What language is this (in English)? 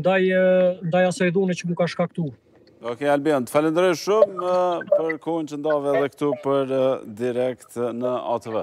Romanian